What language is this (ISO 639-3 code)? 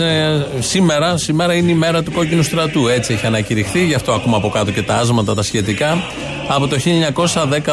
ell